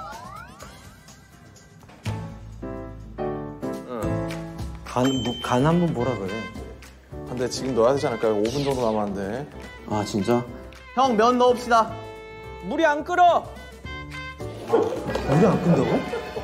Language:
Korean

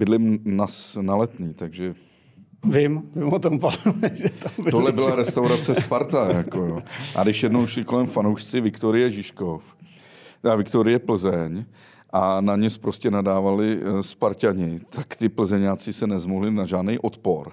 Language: Czech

